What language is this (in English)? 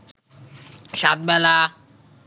Bangla